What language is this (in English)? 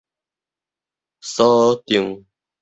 Min Nan Chinese